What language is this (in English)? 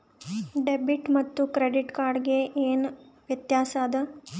Kannada